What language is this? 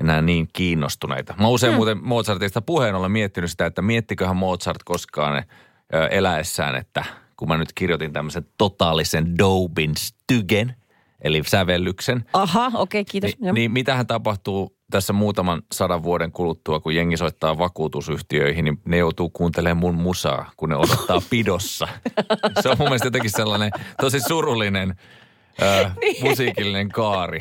Finnish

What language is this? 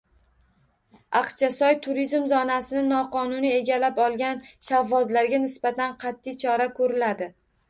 Uzbek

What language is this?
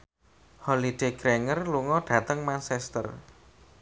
Javanese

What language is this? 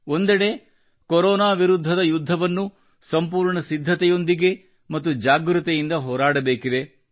Kannada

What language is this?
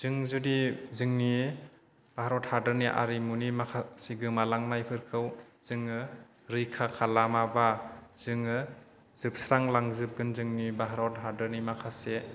Bodo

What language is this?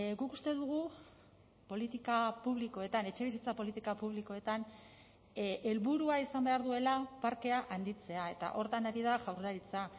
Basque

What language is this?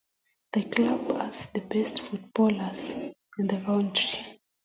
Kalenjin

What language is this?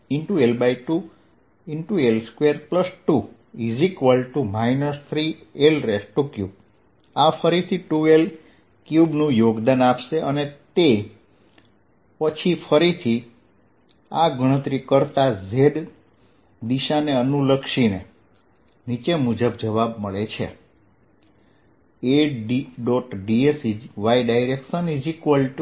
Gujarati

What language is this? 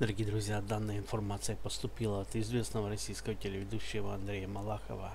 Russian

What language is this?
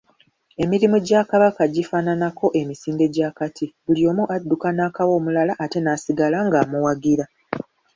Ganda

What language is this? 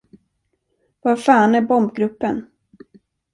Swedish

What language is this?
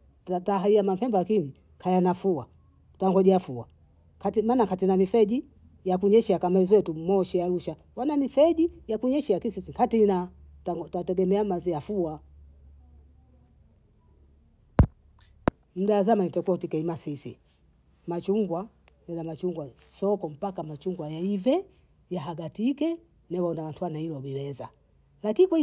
Bondei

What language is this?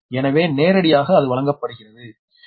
Tamil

